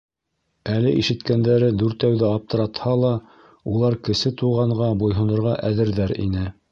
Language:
Bashkir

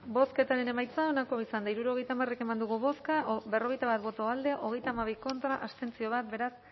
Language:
Basque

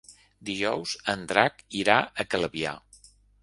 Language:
Catalan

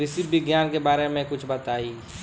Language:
Bhojpuri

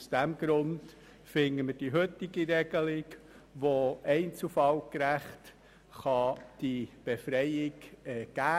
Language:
Swiss German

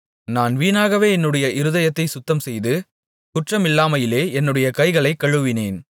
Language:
Tamil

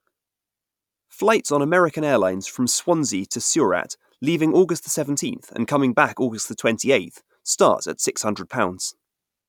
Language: English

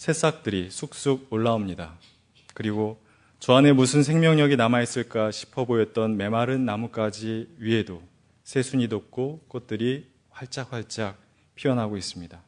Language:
Korean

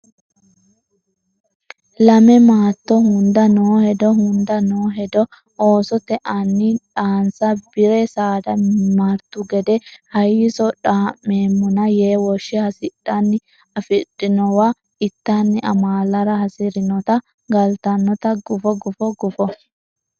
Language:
Sidamo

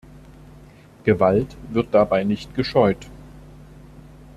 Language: German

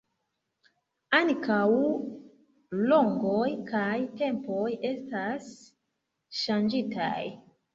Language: Esperanto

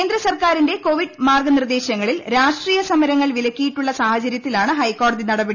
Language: Malayalam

